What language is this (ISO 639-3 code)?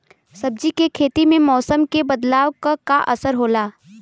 bho